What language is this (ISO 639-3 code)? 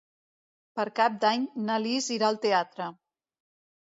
cat